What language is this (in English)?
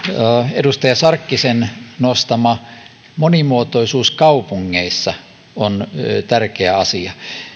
Finnish